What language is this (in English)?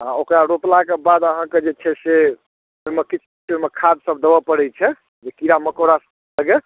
Maithili